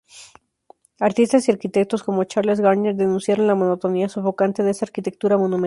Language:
Spanish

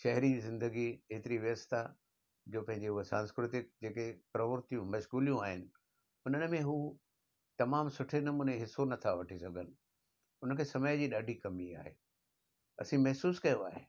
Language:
Sindhi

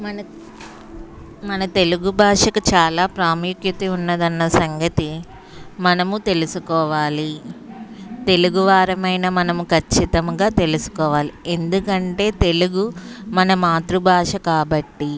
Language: Telugu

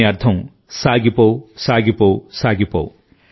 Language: Telugu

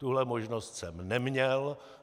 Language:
Czech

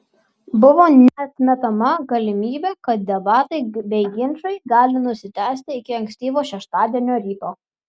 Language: Lithuanian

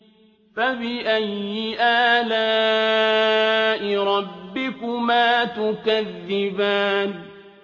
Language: Arabic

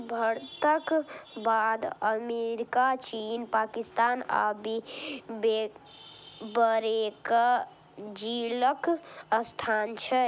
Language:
Maithili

